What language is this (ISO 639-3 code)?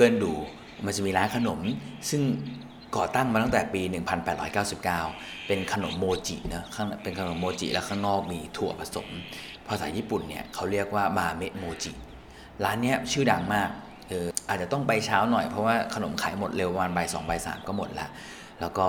tha